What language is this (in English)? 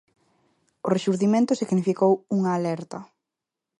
Galician